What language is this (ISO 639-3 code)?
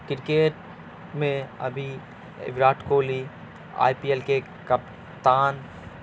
urd